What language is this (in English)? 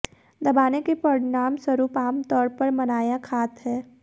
Hindi